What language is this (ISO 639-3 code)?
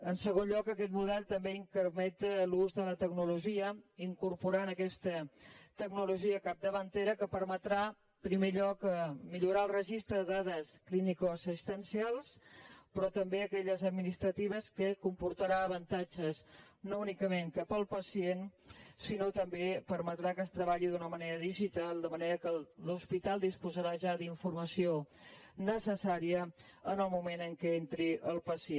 cat